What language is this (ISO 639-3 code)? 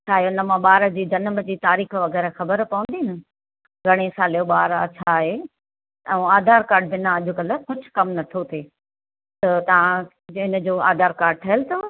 snd